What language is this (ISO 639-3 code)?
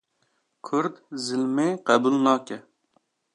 kur